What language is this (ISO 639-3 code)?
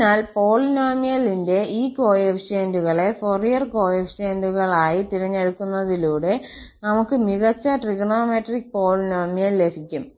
mal